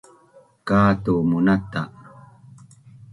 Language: Bunun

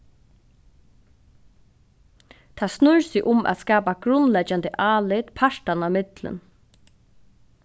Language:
Faroese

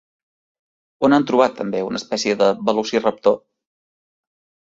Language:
Catalan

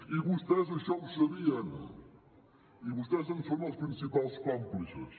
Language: Catalan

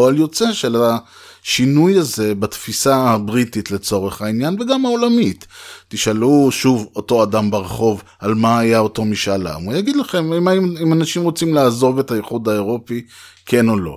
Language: Hebrew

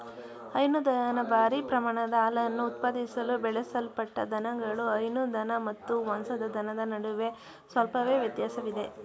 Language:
Kannada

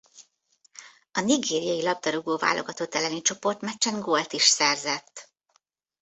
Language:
Hungarian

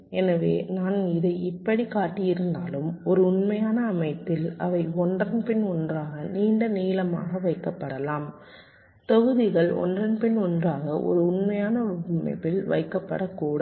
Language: Tamil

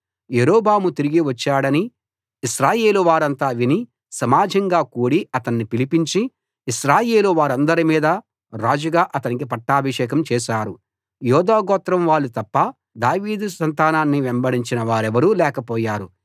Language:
Telugu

